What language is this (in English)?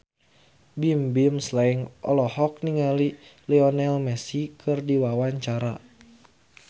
Sundanese